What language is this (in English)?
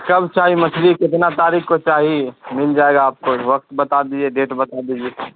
Urdu